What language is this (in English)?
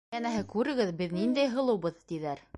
Bashkir